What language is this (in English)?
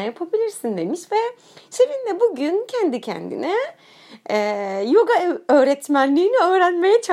Turkish